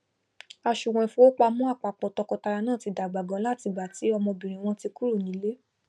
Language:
Yoruba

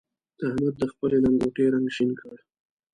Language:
Pashto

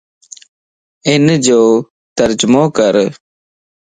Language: Lasi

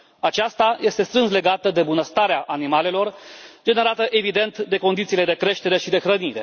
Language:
Romanian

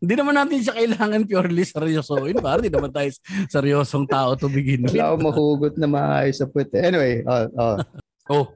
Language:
Filipino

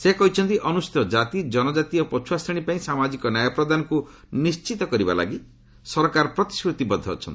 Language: Odia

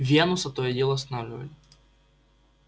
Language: Russian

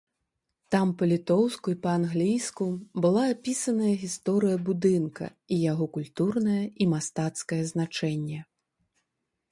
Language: Belarusian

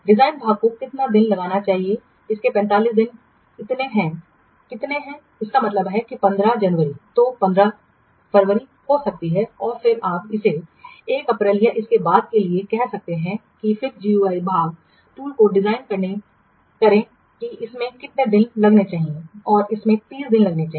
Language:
Hindi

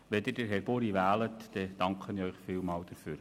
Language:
Swiss German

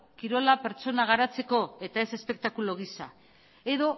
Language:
Basque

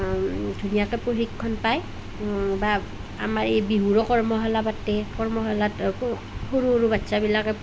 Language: Assamese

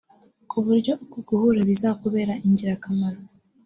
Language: Kinyarwanda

